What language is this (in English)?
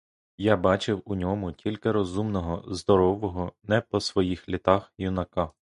Ukrainian